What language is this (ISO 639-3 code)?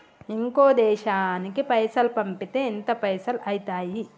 tel